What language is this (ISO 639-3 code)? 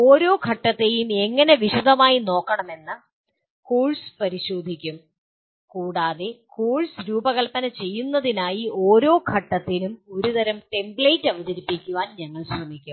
mal